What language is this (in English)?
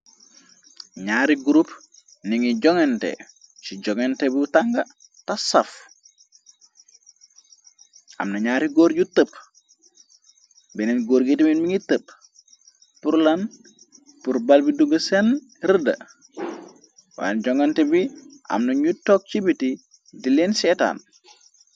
Wolof